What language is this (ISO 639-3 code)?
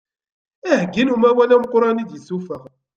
kab